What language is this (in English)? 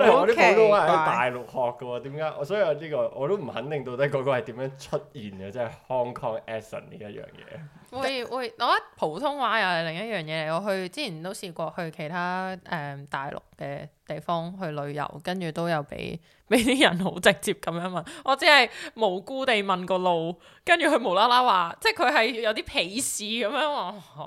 Chinese